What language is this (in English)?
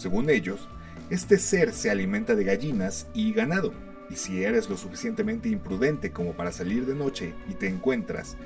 Spanish